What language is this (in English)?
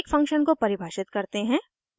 Hindi